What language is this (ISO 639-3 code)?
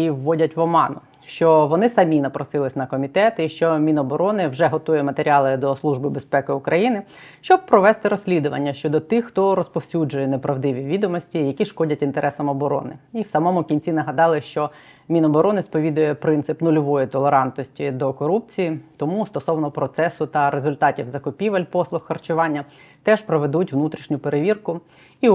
ukr